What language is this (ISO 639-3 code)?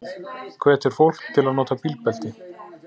isl